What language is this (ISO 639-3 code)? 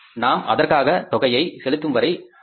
tam